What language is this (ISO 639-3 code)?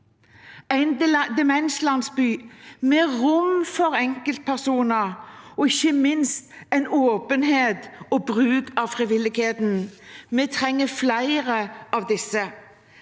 nor